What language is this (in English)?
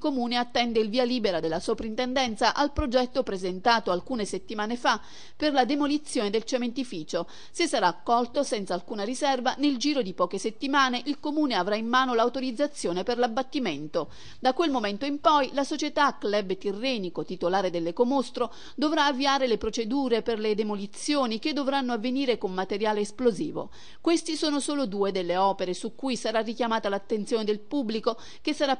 Italian